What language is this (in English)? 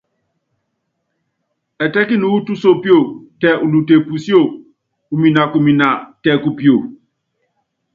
Yangben